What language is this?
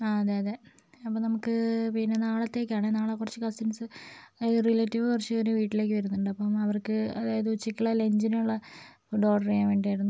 Malayalam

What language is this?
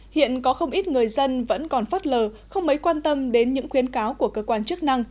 Vietnamese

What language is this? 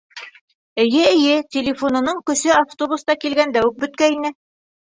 Bashkir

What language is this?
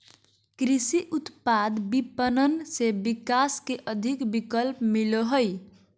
Magahi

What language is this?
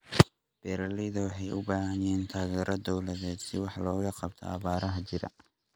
Somali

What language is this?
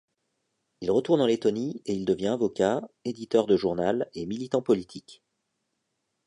French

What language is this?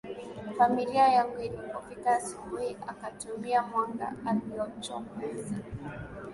Swahili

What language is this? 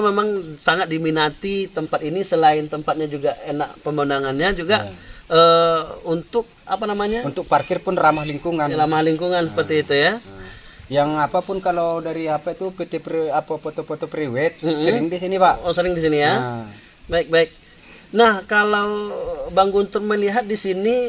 Indonesian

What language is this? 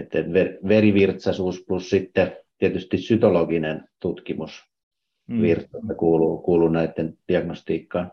Finnish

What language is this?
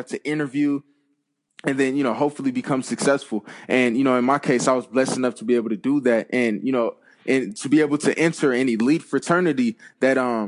English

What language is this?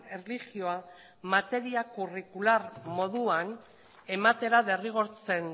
Basque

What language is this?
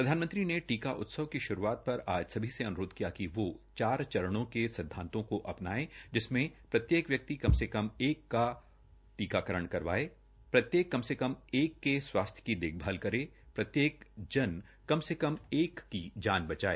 Hindi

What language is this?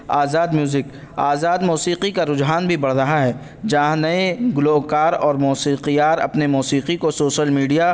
Urdu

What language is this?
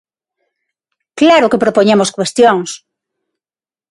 Galician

